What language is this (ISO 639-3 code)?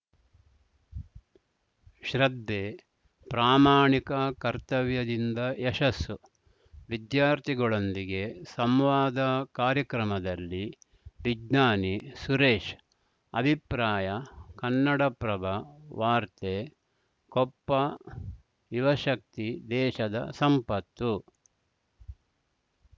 kan